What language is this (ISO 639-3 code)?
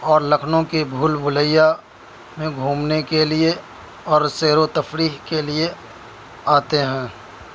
urd